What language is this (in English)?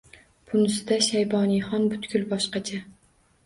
Uzbek